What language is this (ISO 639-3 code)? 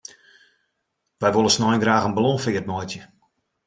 fry